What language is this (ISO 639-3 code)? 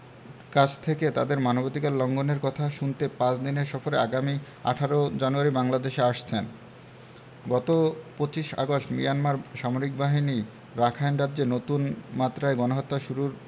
ben